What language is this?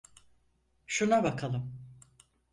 Turkish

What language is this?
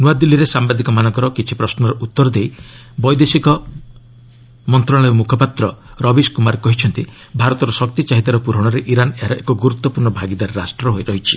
Odia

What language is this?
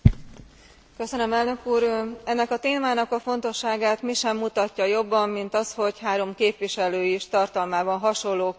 Hungarian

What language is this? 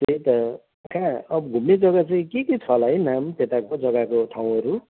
Nepali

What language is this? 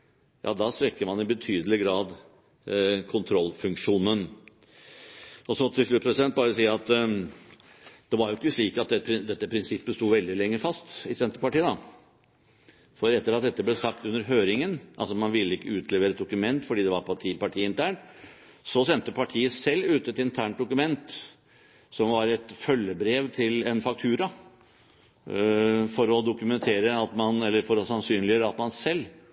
Norwegian Bokmål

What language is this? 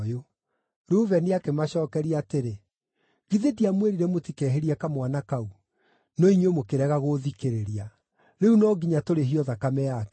Kikuyu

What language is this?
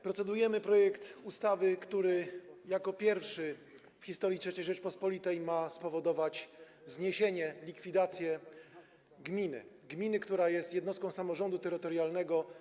Polish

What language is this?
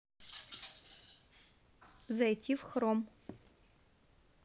Russian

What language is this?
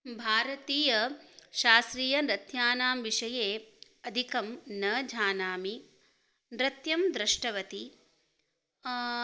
Sanskrit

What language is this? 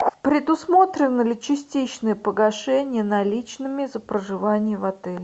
Russian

